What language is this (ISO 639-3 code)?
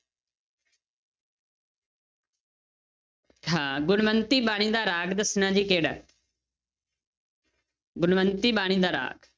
pan